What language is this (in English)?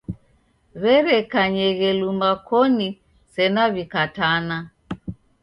Taita